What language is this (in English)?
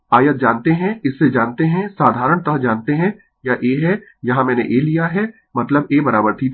Hindi